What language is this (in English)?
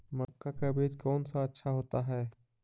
Magahi